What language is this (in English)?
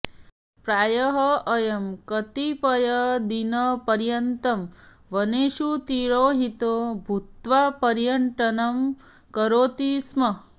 Sanskrit